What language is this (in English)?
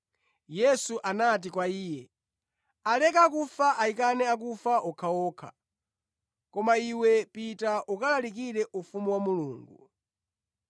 Nyanja